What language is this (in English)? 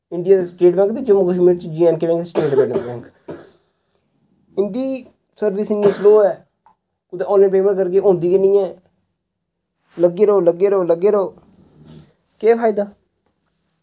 Dogri